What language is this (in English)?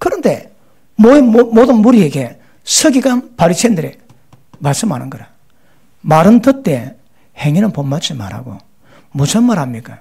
Korean